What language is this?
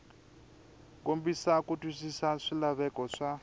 Tsonga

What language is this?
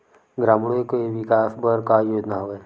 Chhattisgarhi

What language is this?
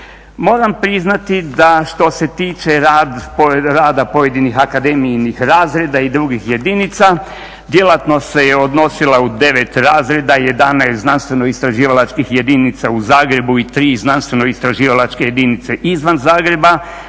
Croatian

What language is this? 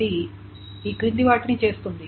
Telugu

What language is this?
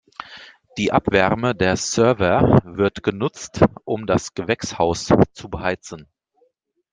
German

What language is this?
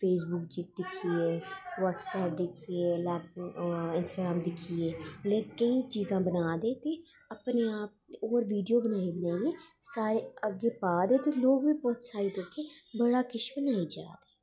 Dogri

